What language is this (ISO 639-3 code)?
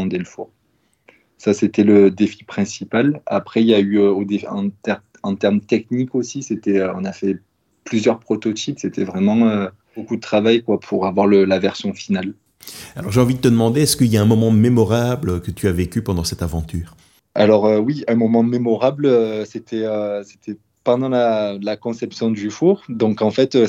fra